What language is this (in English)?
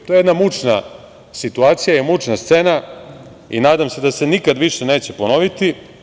Serbian